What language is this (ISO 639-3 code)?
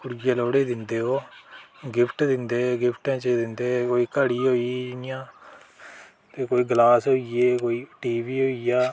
doi